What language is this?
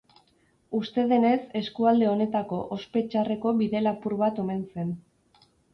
Basque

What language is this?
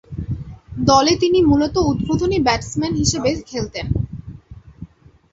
Bangla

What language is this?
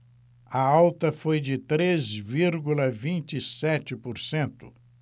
Portuguese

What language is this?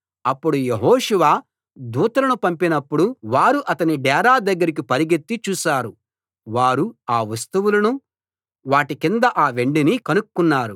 Telugu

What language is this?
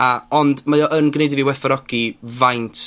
Welsh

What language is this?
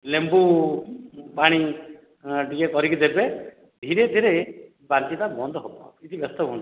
Odia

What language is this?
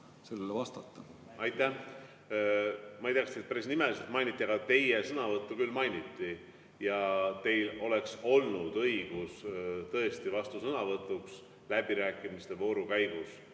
Estonian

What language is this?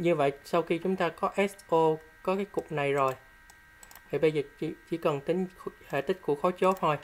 Vietnamese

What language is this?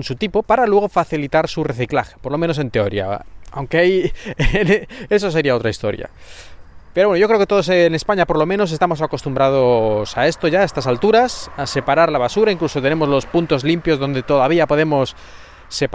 Spanish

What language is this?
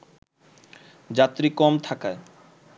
Bangla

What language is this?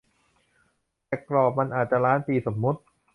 Thai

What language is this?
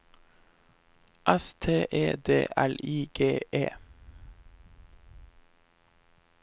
Norwegian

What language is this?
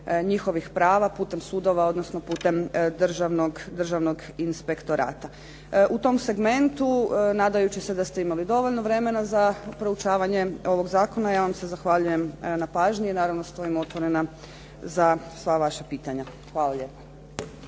Croatian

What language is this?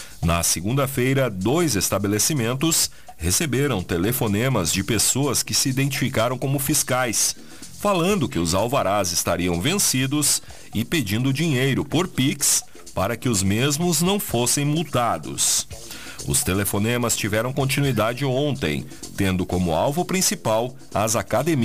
Portuguese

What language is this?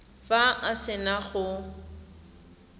Tswana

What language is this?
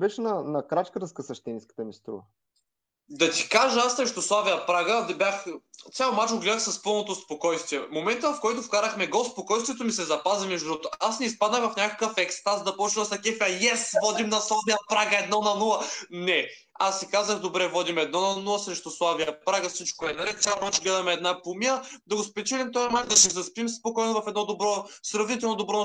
Bulgarian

